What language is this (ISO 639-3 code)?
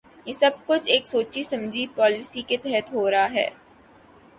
urd